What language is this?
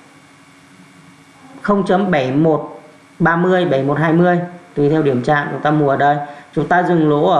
Vietnamese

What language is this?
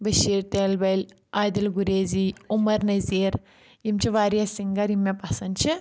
Kashmiri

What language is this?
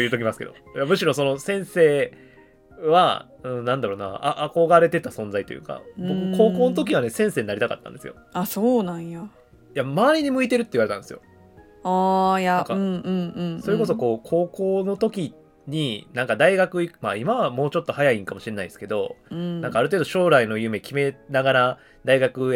Japanese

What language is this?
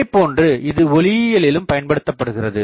Tamil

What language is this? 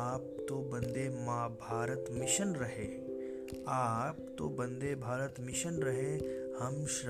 Hindi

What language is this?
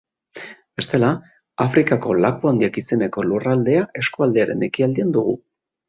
Basque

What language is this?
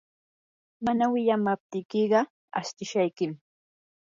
Yanahuanca Pasco Quechua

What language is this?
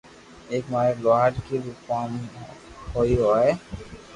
Loarki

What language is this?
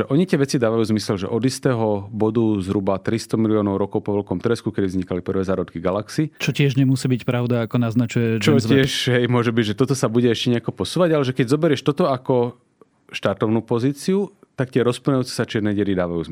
Slovak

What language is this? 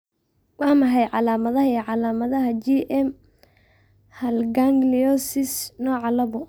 Somali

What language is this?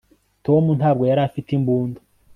Kinyarwanda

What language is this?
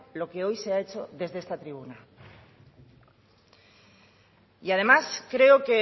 Spanish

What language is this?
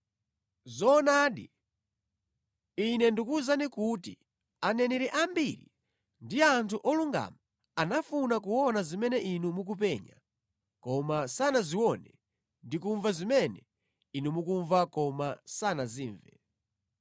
Nyanja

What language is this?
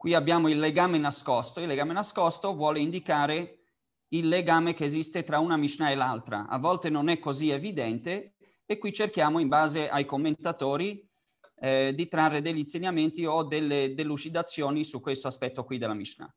Italian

